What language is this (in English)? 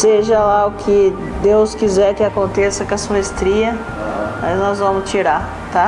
Portuguese